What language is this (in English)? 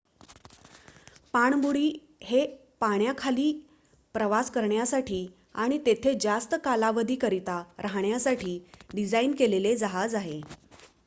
Marathi